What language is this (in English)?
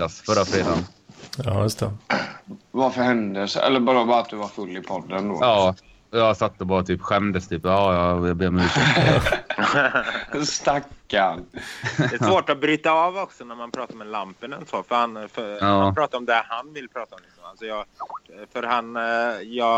Swedish